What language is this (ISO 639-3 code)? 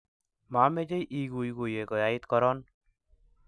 kln